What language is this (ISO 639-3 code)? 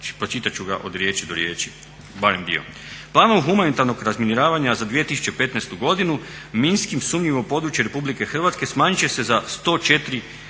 hrv